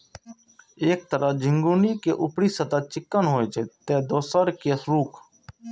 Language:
Maithili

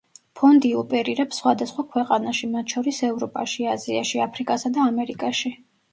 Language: Georgian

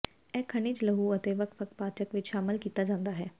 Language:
Punjabi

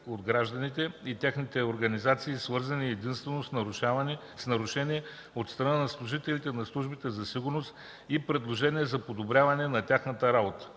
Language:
Bulgarian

